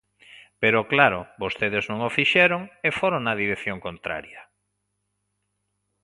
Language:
Galician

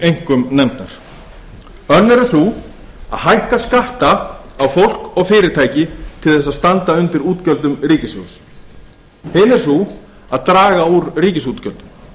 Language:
Icelandic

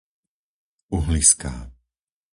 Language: Slovak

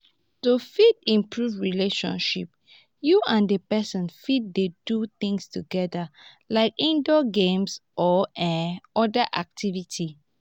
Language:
Nigerian Pidgin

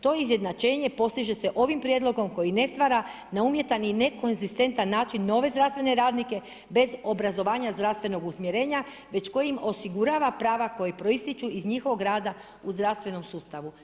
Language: Croatian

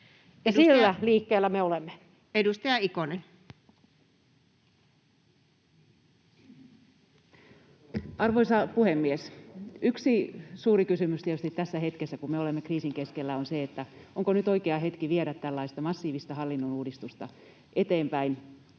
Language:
Finnish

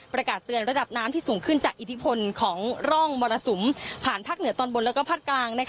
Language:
Thai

